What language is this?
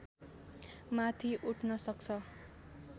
Nepali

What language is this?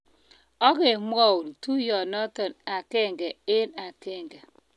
Kalenjin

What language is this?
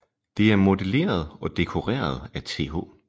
Danish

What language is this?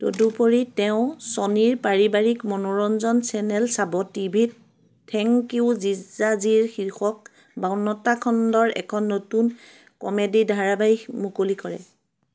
Assamese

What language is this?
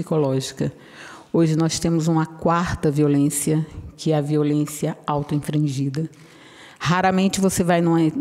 Portuguese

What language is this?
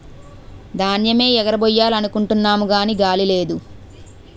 Telugu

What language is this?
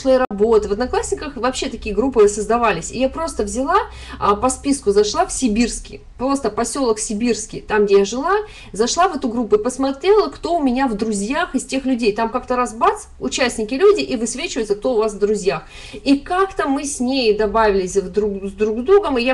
Russian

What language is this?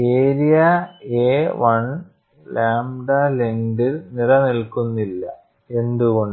Malayalam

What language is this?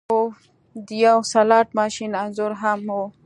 Pashto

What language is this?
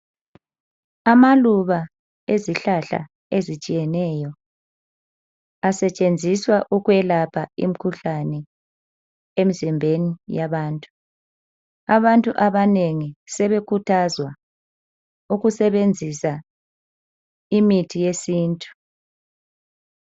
North Ndebele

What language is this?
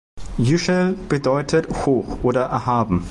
German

